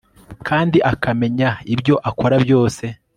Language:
Kinyarwanda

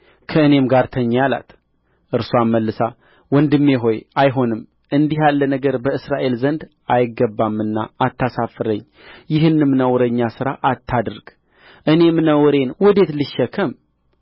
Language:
Amharic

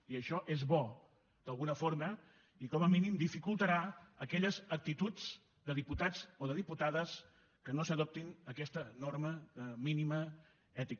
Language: Catalan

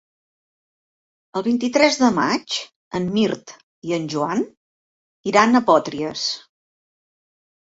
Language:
Catalan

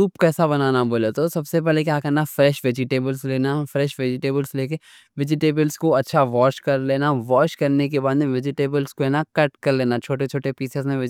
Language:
Deccan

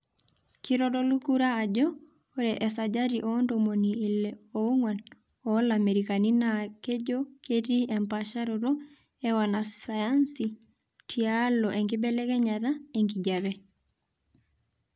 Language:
Masai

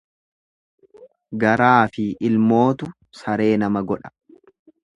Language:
Oromo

